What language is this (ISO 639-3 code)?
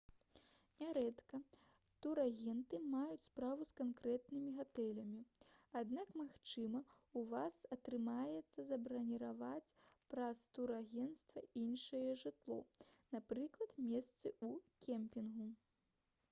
bel